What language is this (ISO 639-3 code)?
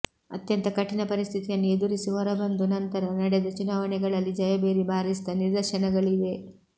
kan